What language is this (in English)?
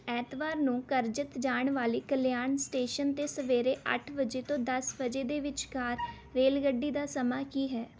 Punjabi